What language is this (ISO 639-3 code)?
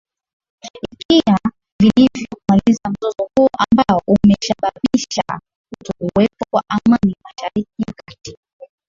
swa